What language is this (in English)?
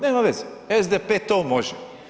Croatian